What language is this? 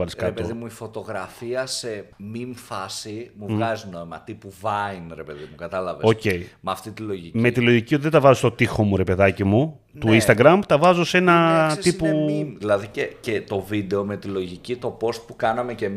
Greek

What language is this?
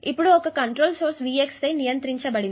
Telugu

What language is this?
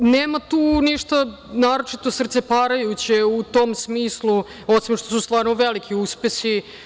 Serbian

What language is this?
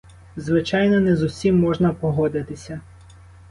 Ukrainian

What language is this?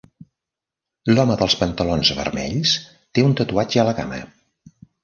Catalan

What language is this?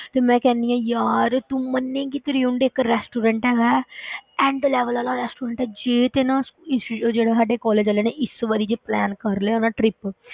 Punjabi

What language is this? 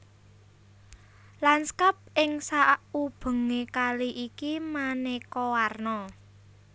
Javanese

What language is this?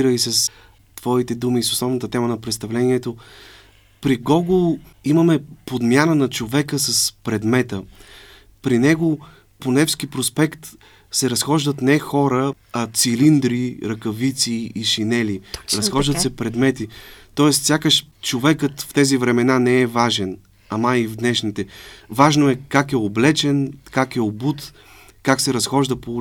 Bulgarian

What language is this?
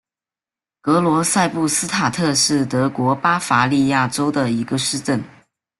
Chinese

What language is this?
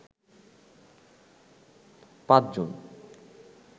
Bangla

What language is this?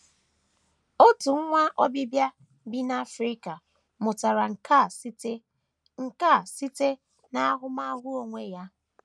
Igbo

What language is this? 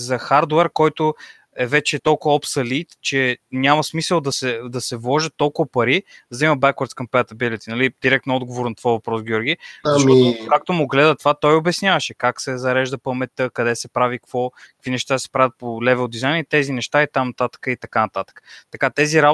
Bulgarian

